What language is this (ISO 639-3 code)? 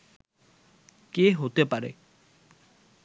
ben